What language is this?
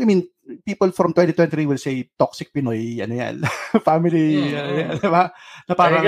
Filipino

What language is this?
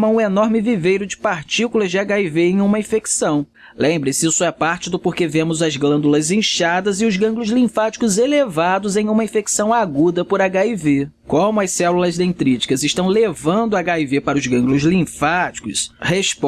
Portuguese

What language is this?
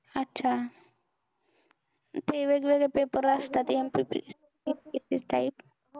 Marathi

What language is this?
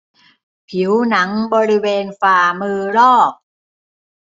Thai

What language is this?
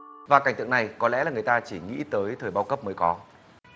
Vietnamese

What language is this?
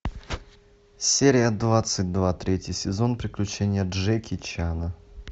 Russian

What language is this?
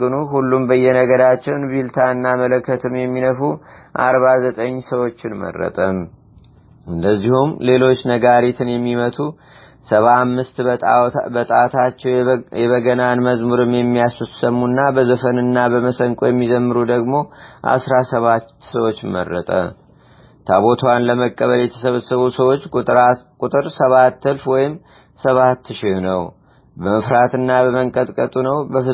Amharic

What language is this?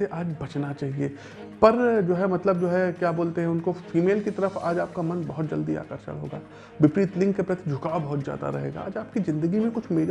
Hindi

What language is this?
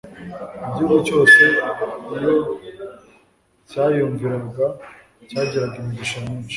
Kinyarwanda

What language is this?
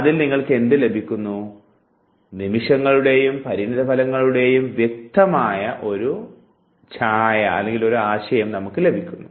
Malayalam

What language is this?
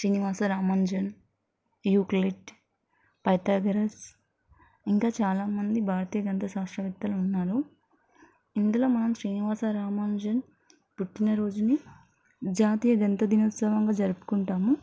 Telugu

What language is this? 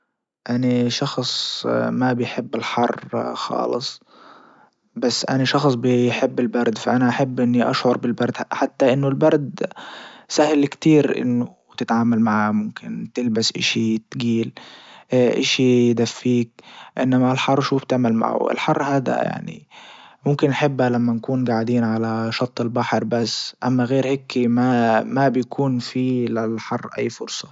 Libyan Arabic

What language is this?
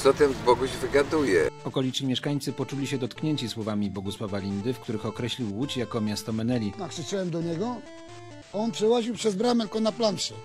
Polish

